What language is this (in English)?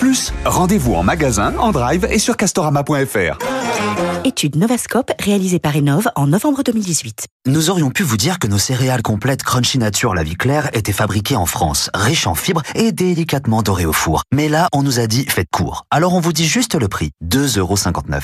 French